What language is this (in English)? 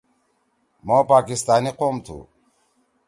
Torwali